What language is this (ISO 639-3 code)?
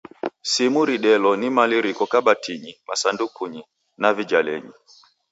dav